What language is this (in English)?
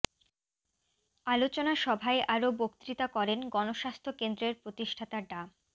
Bangla